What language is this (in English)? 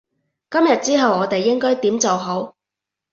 Cantonese